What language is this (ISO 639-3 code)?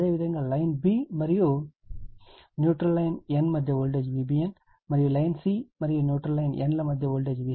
tel